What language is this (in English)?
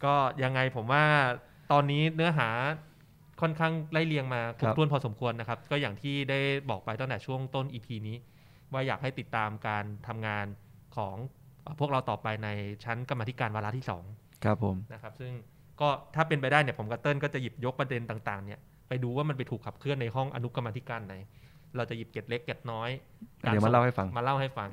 Thai